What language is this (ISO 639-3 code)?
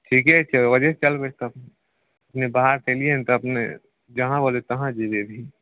mai